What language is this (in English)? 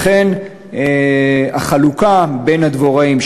Hebrew